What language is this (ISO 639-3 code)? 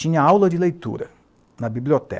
por